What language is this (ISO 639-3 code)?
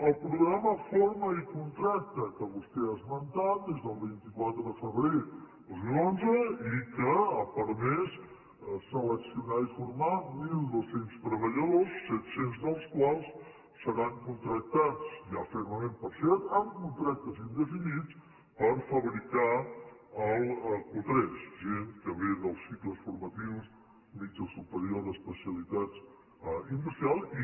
cat